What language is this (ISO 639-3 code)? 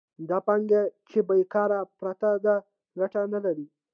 pus